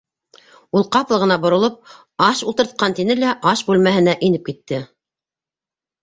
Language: Bashkir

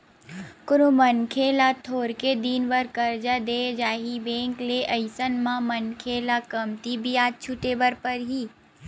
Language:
Chhattisgarhi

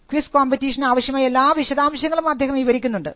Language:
Malayalam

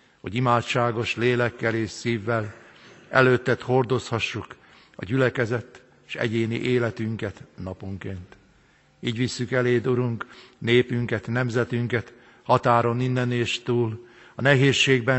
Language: Hungarian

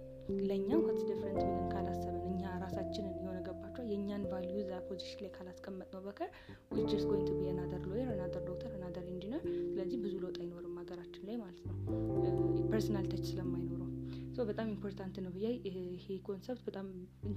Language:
Amharic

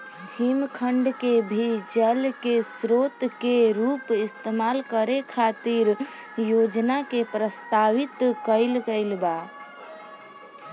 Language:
Bhojpuri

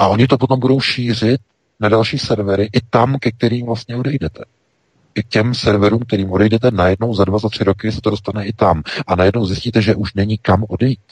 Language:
Czech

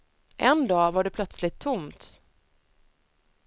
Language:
Swedish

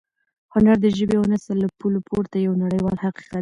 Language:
Pashto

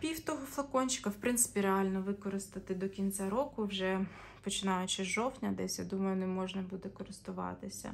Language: Ukrainian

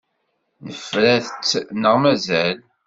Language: Kabyle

